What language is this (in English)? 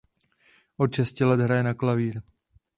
Czech